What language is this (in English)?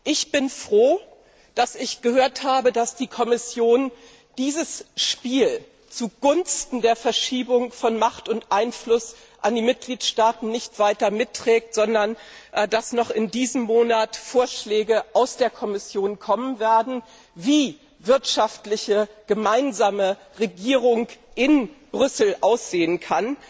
German